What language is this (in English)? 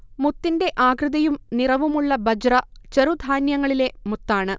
Malayalam